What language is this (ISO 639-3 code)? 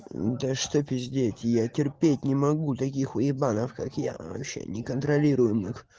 rus